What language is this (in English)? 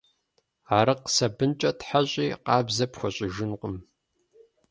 Kabardian